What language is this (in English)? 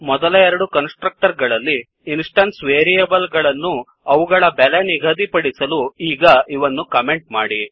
Kannada